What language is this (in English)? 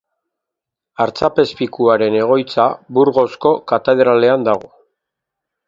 Basque